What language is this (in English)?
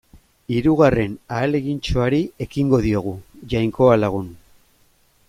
Basque